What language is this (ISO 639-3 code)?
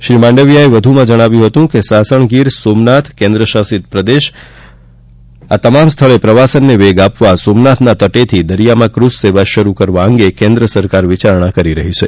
guj